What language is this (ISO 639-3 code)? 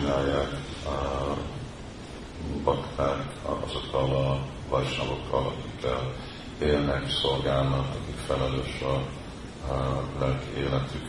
hun